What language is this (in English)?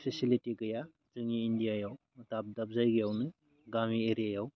Bodo